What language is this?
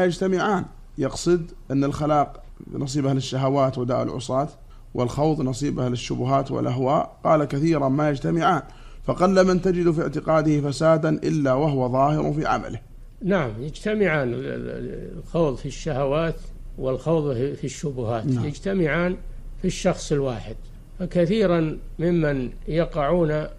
Arabic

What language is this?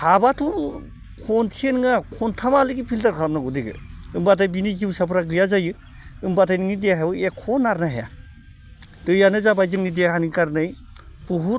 Bodo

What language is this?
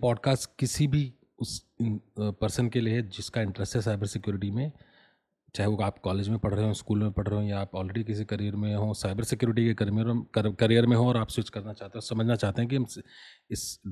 Hindi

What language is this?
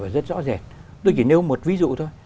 Vietnamese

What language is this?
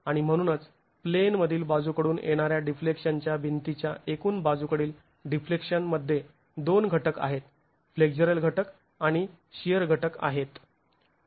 Marathi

